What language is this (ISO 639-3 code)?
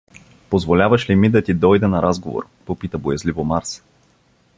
bul